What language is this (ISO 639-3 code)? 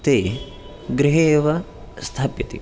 san